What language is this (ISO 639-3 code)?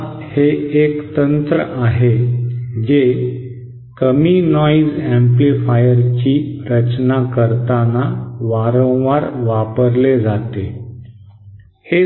mar